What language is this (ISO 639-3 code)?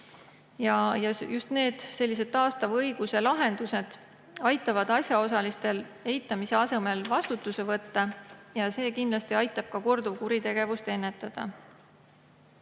est